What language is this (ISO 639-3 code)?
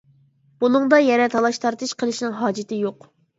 uig